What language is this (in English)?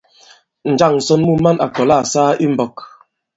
Bankon